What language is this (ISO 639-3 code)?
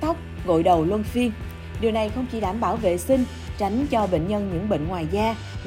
vie